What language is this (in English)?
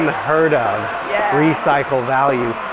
English